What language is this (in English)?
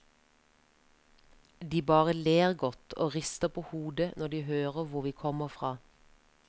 Norwegian